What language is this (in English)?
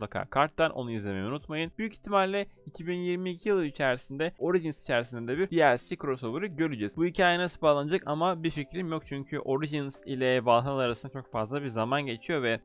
Turkish